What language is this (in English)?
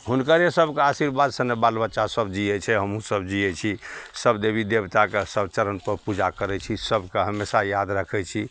Maithili